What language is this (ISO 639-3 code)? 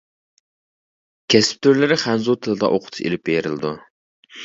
uig